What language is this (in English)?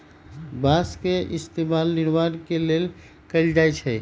Magahi